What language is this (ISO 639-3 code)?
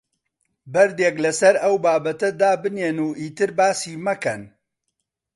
ckb